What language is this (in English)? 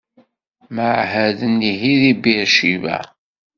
Kabyle